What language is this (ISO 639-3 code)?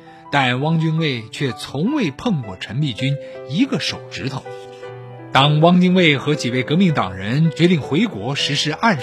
zho